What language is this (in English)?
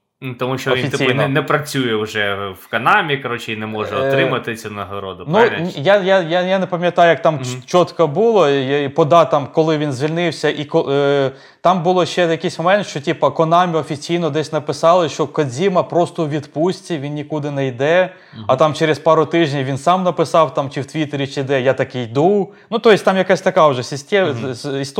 Ukrainian